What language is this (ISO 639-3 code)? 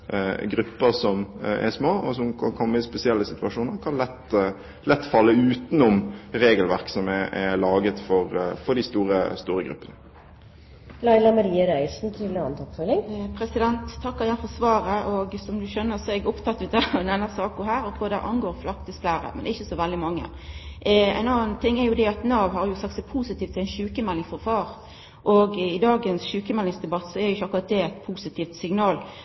nor